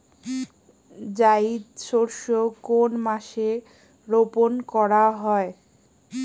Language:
Bangla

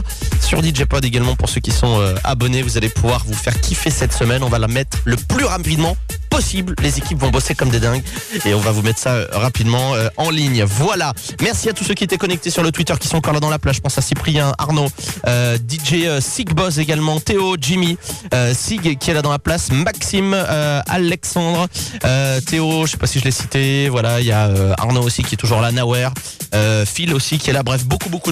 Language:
French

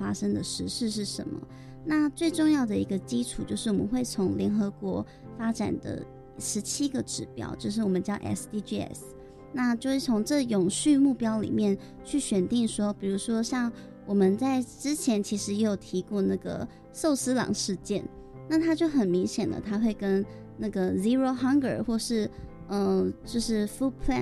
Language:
Chinese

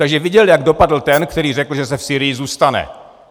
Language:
Czech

